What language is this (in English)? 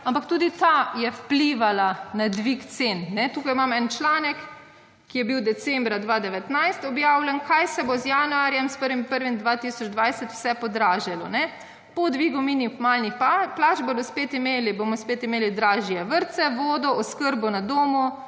Slovenian